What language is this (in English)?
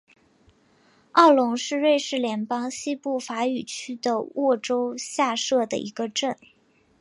Chinese